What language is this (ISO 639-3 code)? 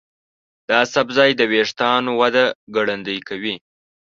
pus